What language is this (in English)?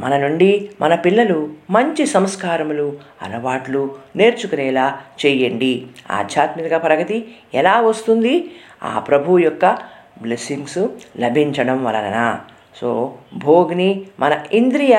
Telugu